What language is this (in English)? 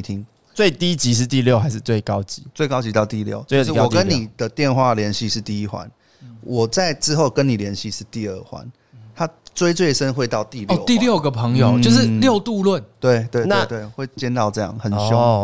Chinese